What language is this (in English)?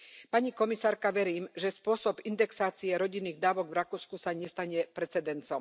Slovak